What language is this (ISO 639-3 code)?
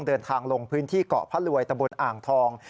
tha